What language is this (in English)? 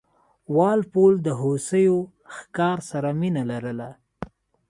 Pashto